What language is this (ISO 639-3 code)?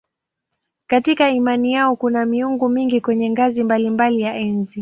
swa